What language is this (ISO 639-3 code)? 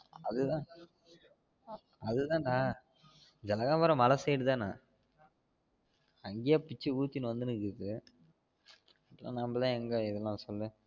tam